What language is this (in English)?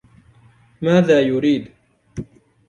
Arabic